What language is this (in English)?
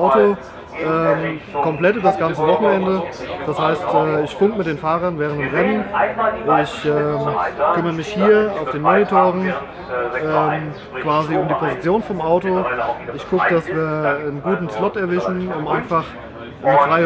German